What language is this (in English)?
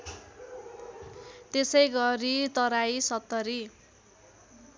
Nepali